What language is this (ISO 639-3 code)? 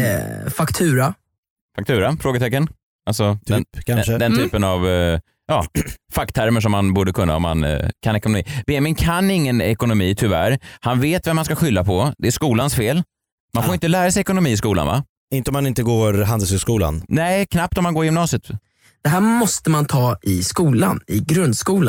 swe